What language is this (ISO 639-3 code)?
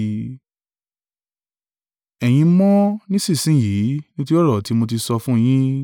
yor